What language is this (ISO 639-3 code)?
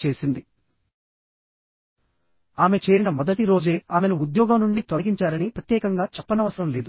tel